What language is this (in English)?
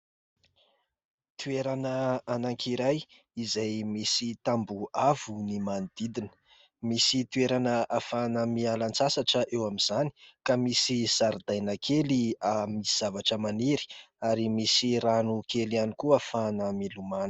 Malagasy